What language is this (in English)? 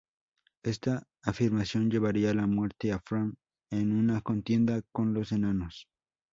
Spanish